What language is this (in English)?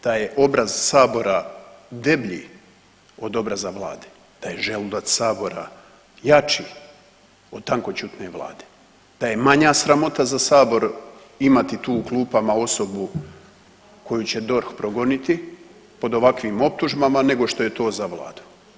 Croatian